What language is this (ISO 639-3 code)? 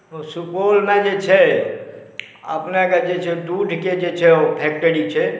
mai